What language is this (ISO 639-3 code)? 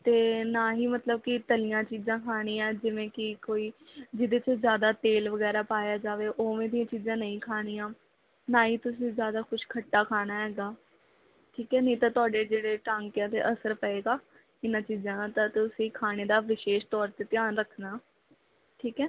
pan